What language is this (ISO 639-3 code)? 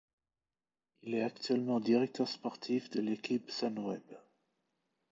fra